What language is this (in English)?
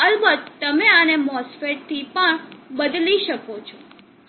Gujarati